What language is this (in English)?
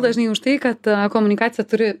Lithuanian